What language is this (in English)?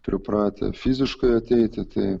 Lithuanian